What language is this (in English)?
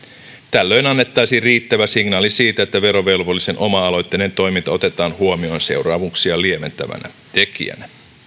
Finnish